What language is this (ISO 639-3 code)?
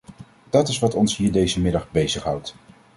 nld